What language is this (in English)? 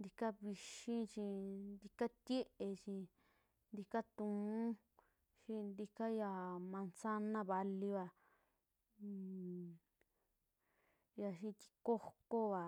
Western Juxtlahuaca Mixtec